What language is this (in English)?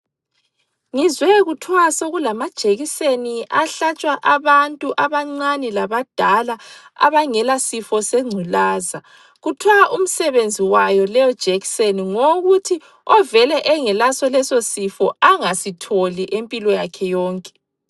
North Ndebele